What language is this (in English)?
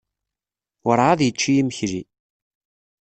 Kabyle